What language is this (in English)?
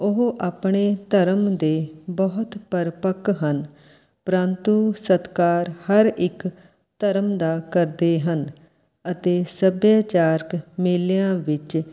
Punjabi